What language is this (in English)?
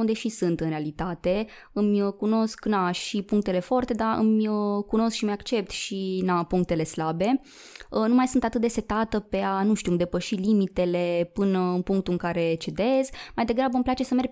Romanian